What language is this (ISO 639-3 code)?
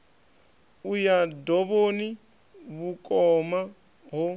ven